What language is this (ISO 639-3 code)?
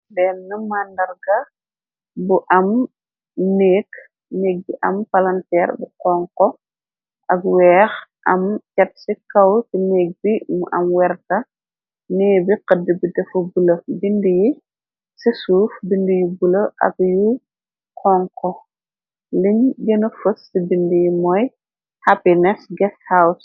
wol